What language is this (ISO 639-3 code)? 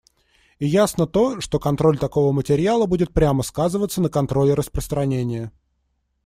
rus